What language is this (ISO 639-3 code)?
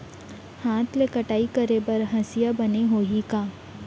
hne